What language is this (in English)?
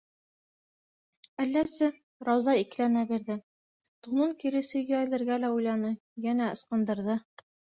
Bashkir